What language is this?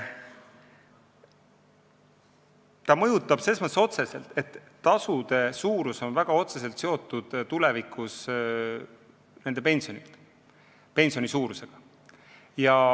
Estonian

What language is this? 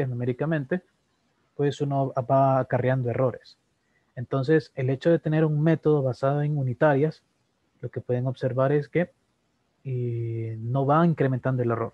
Spanish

